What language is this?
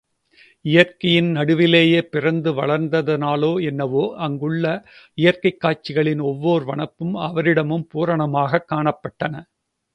Tamil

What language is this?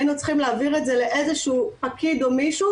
Hebrew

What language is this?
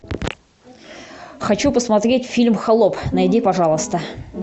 Russian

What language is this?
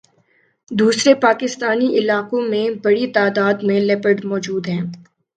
Urdu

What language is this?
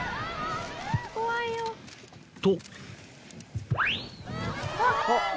Japanese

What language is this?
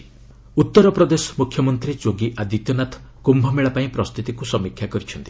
Odia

